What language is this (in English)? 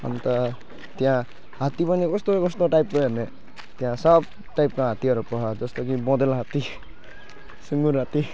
Nepali